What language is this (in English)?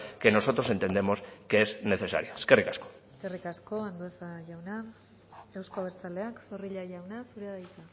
Basque